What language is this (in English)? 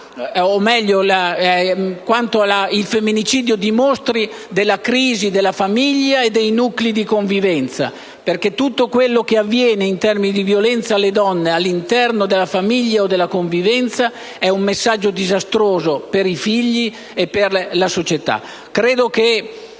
Italian